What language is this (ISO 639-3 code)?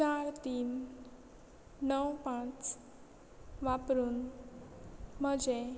kok